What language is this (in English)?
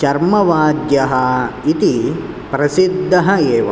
Sanskrit